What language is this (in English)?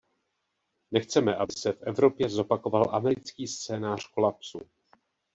Czech